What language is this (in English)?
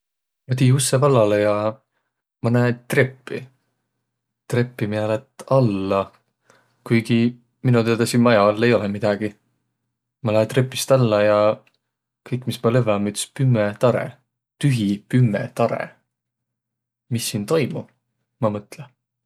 Võro